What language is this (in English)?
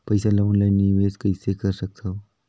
Chhattisgarhi